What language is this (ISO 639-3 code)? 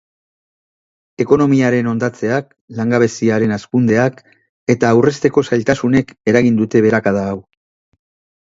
eus